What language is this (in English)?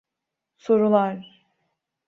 Turkish